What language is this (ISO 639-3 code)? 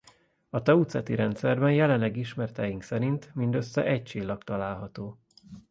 hun